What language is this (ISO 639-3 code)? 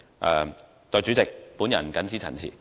yue